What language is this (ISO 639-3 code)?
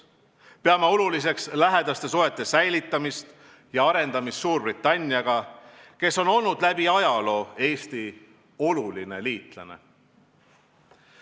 est